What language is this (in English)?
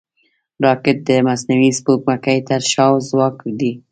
Pashto